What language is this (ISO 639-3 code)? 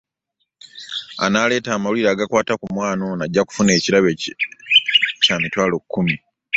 lug